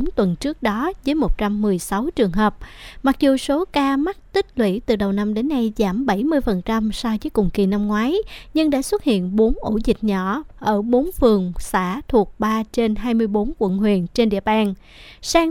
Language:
Vietnamese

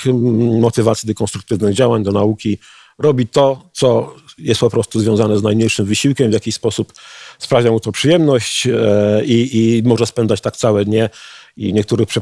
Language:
Polish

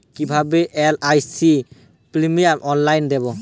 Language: Bangla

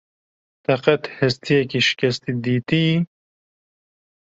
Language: Kurdish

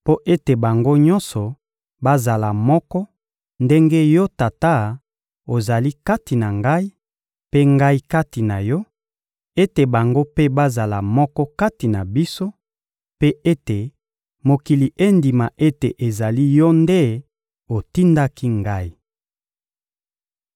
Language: Lingala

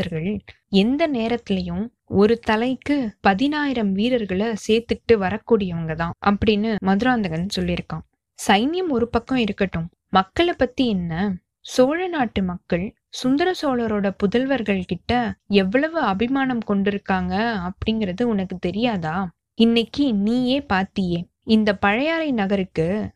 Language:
Tamil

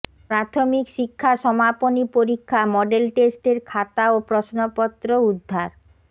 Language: Bangla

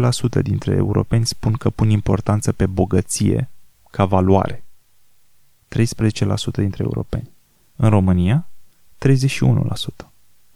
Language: Romanian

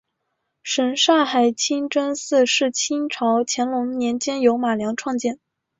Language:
Chinese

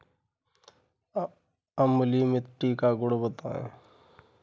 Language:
Hindi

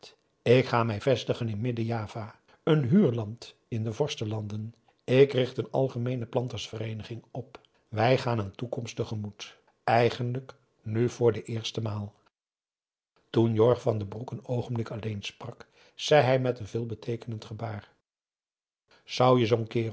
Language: Dutch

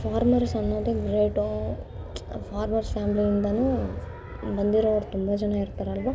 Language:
Kannada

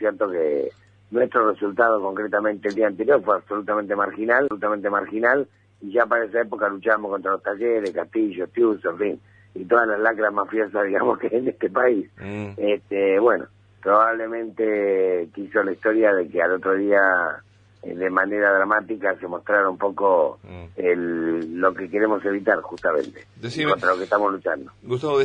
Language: Spanish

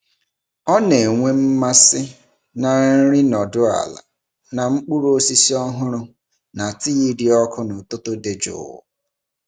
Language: Igbo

